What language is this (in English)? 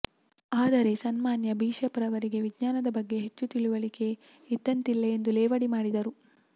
Kannada